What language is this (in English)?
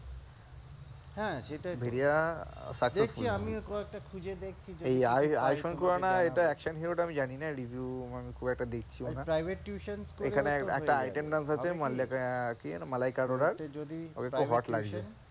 Bangla